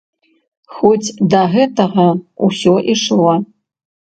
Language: Belarusian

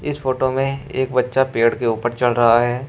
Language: Hindi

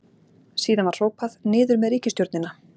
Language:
Icelandic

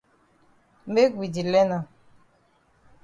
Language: Cameroon Pidgin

